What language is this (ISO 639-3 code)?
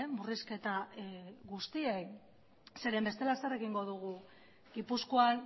eus